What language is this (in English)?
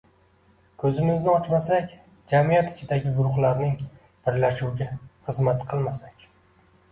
Uzbek